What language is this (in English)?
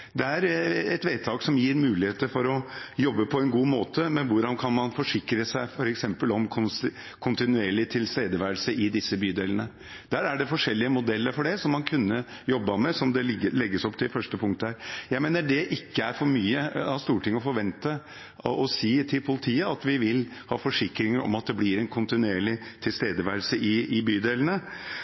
Norwegian Bokmål